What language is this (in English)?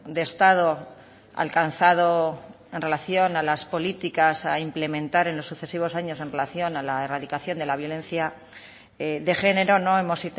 Spanish